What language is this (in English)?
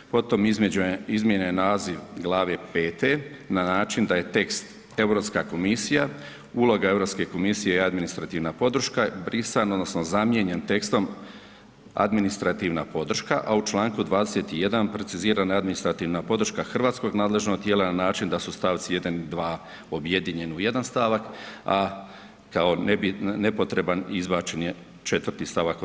Croatian